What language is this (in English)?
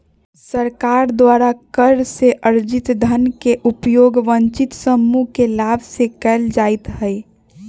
Magahi